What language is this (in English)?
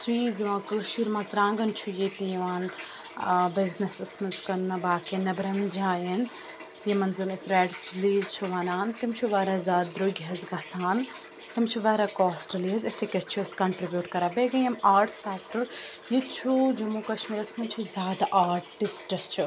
Kashmiri